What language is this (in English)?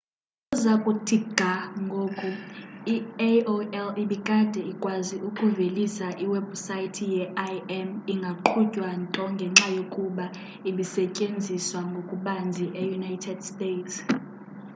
Xhosa